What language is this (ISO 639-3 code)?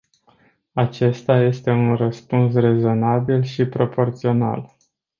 ron